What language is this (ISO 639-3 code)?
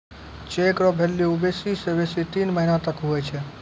mai